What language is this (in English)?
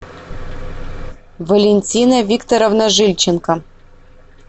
Russian